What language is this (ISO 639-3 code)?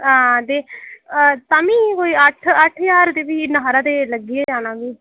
doi